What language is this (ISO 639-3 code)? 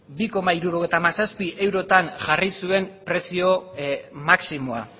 eus